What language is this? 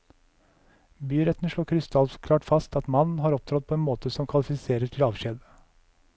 Norwegian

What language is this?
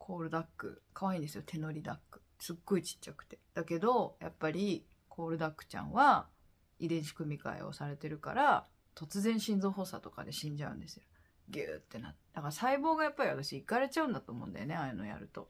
Japanese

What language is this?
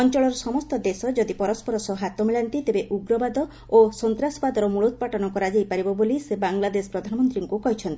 Odia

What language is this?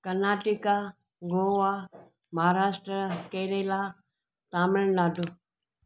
Sindhi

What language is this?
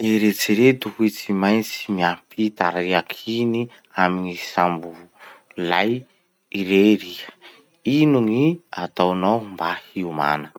Masikoro Malagasy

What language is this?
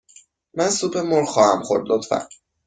Persian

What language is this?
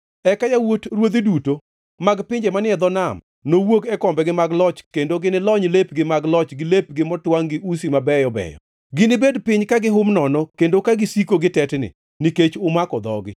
Luo (Kenya and Tanzania)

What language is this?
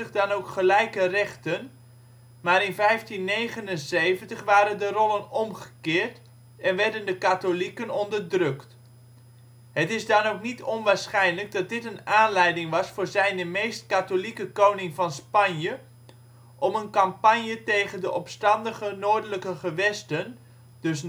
Dutch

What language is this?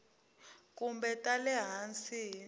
Tsonga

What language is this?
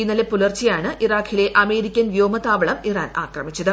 Malayalam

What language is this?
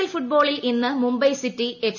Malayalam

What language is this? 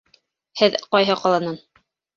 Bashkir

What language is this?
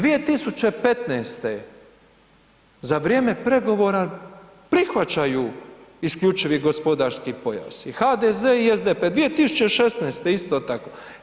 Croatian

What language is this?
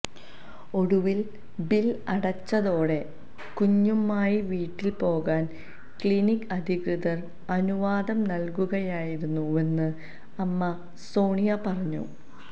Malayalam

